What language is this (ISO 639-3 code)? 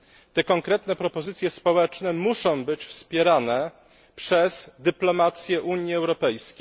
pol